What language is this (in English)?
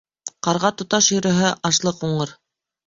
Bashkir